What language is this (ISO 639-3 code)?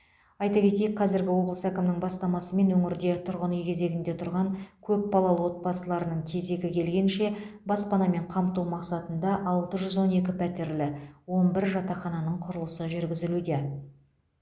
kaz